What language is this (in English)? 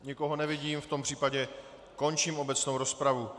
Czech